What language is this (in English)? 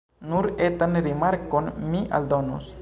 Esperanto